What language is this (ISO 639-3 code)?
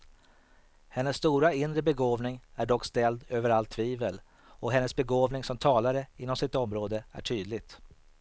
swe